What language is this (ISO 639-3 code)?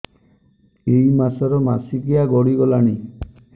ori